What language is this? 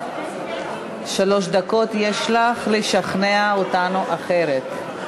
Hebrew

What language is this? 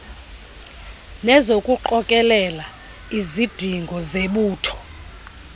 Xhosa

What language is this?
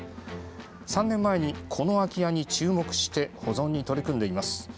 Japanese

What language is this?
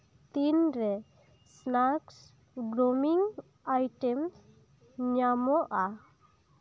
Santali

